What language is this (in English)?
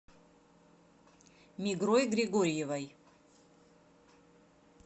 Russian